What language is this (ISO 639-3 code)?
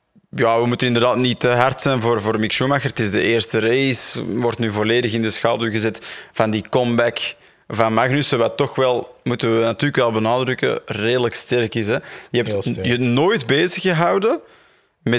nld